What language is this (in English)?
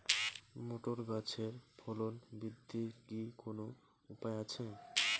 Bangla